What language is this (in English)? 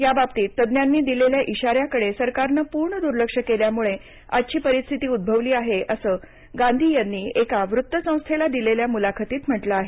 Marathi